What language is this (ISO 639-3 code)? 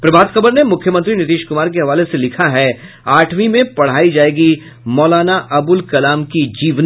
hin